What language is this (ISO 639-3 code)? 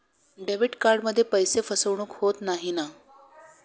mar